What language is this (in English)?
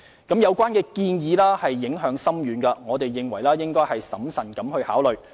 Cantonese